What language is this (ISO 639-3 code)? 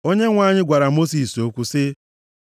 ibo